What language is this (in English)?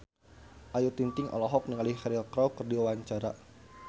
Sundanese